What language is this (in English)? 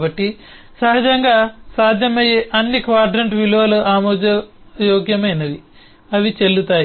Telugu